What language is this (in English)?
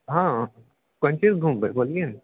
Maithili